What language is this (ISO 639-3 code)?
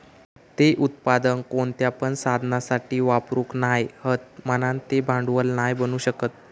mar